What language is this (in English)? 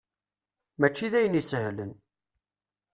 Kabyle